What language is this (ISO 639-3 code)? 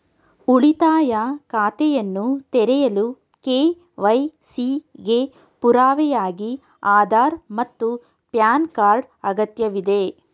kan